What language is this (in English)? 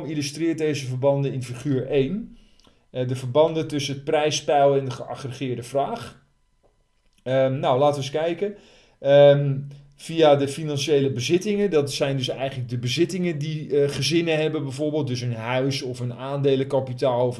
Dutch